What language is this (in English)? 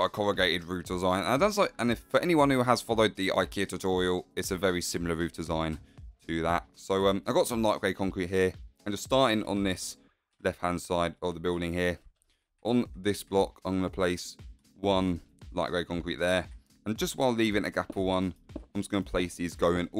English